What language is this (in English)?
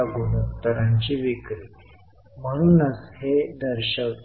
Marathi